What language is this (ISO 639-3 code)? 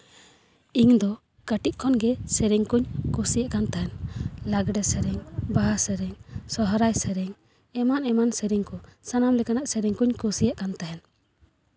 sat